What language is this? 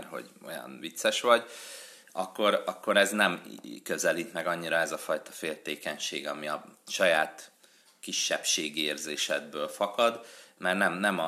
Hungarian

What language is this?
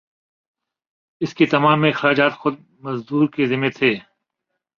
Urdu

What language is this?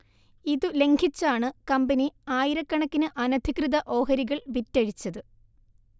Malayalam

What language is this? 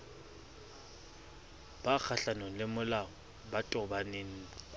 Southern Sotho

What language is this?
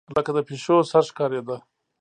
Pashto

